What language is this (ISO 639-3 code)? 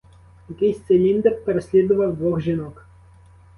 ukr